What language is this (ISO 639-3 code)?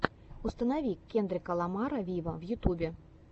rus